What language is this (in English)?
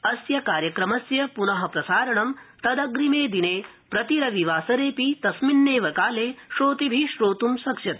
Sanskrit